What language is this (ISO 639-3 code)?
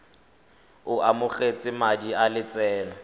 tsn